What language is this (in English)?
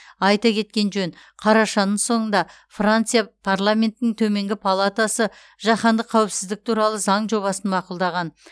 Kazakh